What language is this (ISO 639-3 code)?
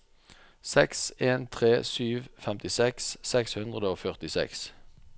nor